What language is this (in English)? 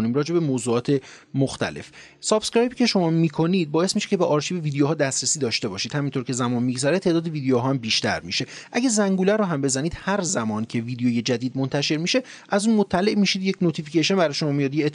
Persian